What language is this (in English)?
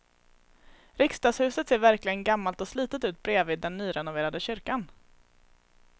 Swedish